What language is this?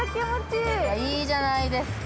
Japanese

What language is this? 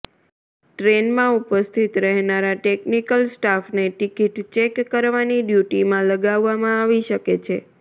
Gujarati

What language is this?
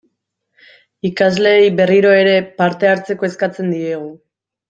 Basque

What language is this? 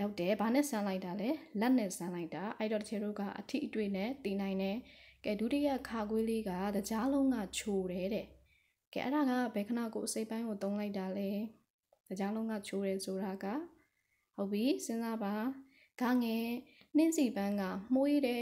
Thai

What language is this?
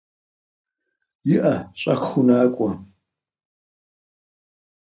Kabardian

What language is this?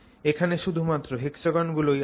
Bangla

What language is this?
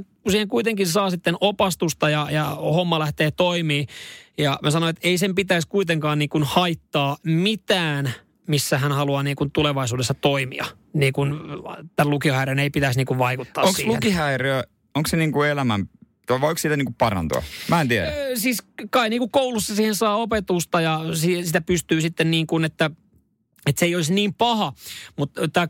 Finnish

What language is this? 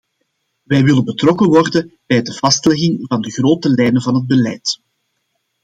Dutch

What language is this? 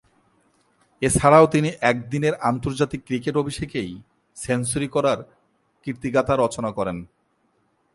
Bangla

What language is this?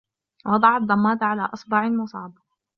Arabic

